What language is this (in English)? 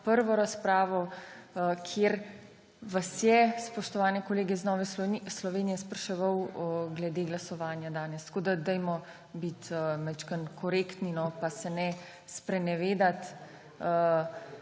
Slovenian